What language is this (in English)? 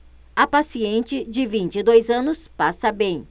Portuguese